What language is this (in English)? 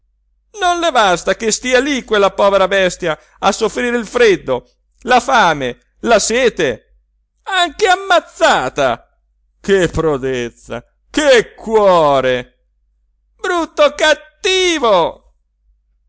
Italian